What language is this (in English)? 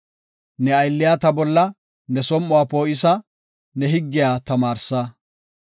Gofa